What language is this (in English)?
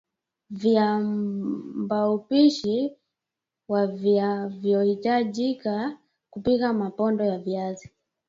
Swahili